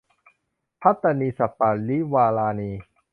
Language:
Thai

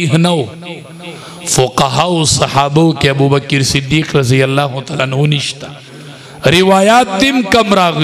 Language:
Arabic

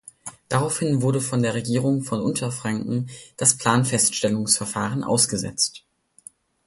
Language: German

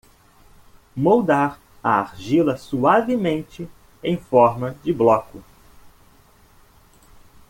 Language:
Portuguese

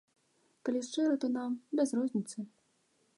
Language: Belarusian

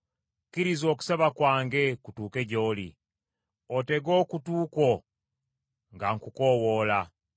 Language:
Ganda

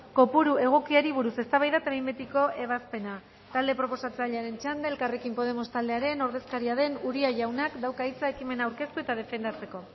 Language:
Basque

